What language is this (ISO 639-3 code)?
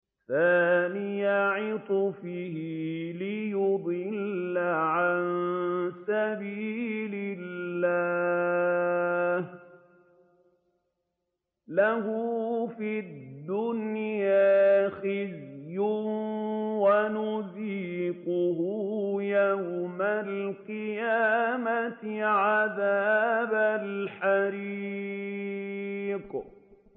ara